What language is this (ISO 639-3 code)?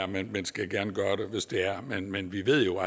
dan